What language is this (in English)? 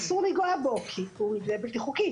Hebrew